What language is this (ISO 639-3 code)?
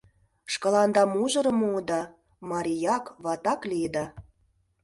chm